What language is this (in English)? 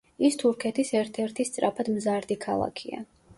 Georgian